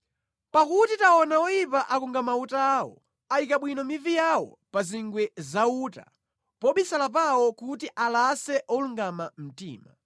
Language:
Nyanja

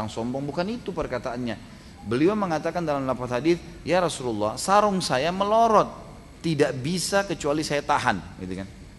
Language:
Indonesian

